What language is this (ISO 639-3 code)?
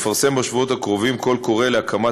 heb